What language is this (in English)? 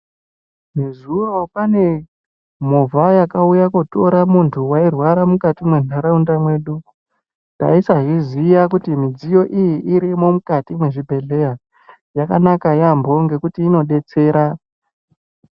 Ndau